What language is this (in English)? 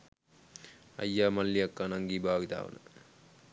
Sinhala